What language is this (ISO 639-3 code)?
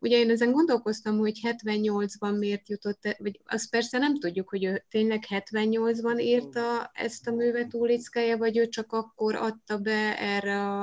hun